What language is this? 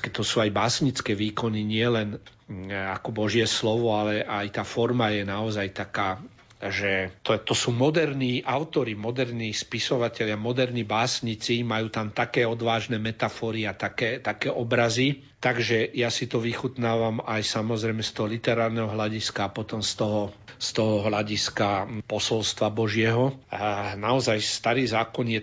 Slovak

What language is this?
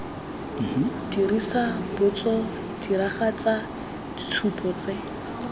Tswana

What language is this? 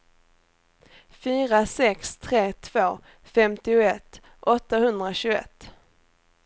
Swedish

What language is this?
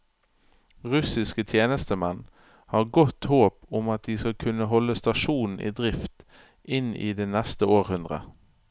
Norwegian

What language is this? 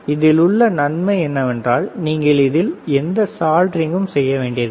Tamil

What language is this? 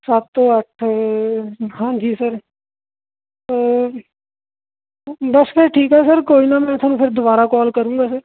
Punjabi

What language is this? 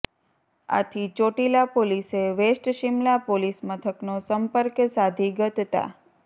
Gujarati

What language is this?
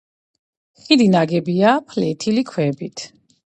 Georgian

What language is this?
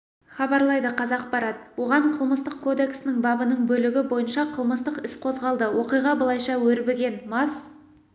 Kazakh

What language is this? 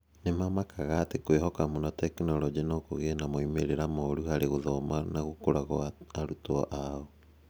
Kikuyu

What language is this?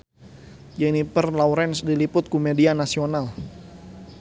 Sundanese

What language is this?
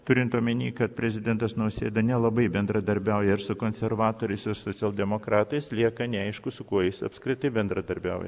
Lithuanian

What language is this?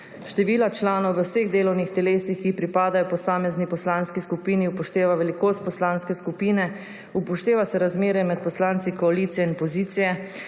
Slovenian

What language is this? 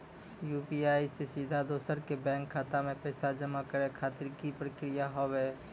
Maithili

